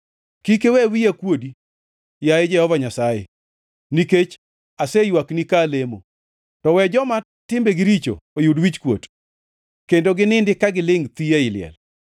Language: Luo (Kenya and Tanzania)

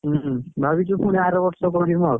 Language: Odia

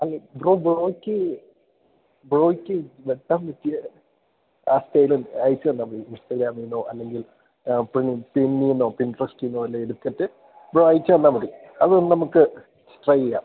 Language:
Malayalam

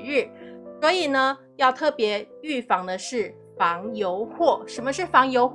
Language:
Chinese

